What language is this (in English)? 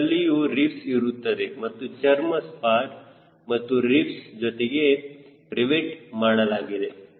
Kannada